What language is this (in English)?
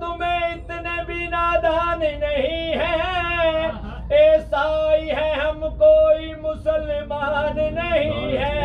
Urdu